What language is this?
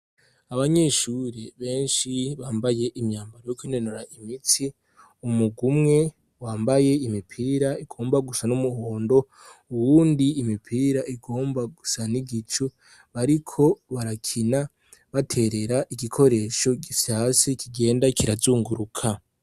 Rundi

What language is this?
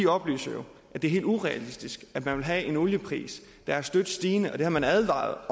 Danish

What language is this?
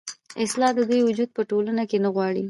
Pashto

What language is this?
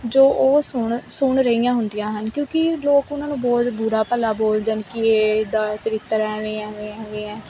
Punjabi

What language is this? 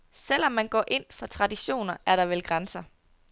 Danish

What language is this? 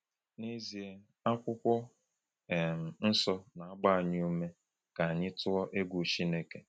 Igbo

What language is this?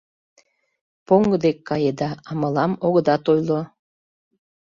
Mari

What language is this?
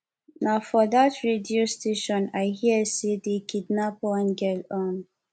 Nigerian Pidgin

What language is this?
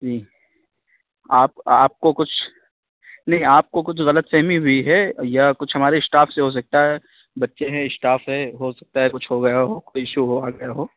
Urdu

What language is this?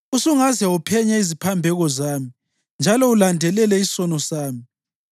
North Ndebele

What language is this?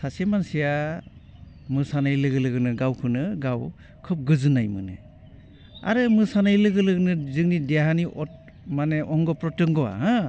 Bodo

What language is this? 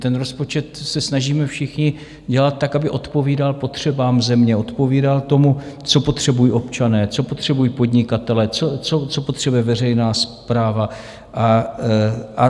Czech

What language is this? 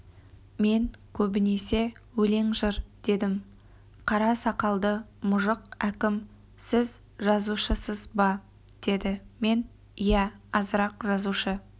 Kazakh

